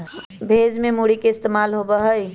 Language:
Magahi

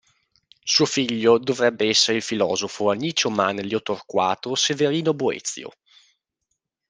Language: Italian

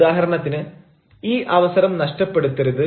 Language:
Malayalam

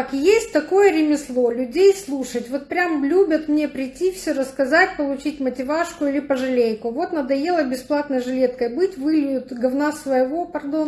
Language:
Russian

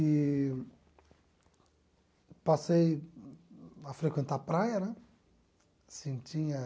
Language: Portuguese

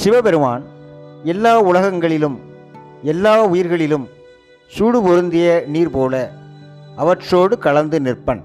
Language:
Tamil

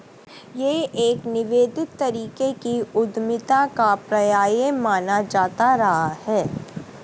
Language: Hindi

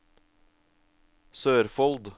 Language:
Norwegian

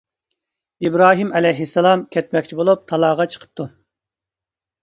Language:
Uyghur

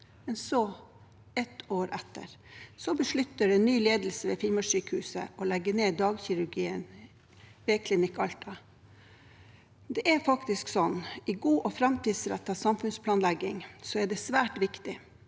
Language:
Norwegian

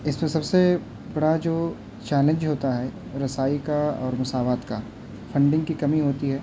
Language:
Urdu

